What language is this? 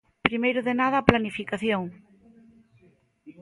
Galician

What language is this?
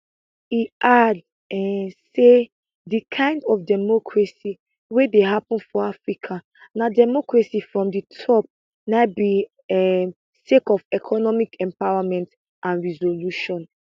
Nigerian Pidgin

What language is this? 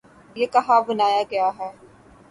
Urdu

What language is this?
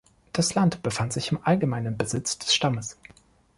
German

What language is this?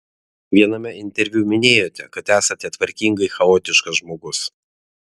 Lithuanian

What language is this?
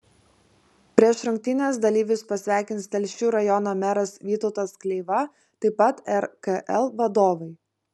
Lithuanian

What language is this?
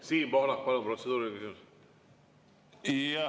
Estonian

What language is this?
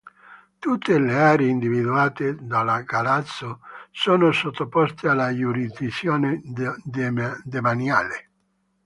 Italian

